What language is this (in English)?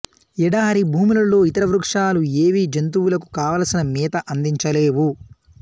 Telugu